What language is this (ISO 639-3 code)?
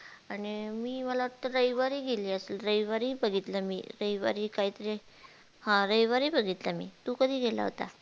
mar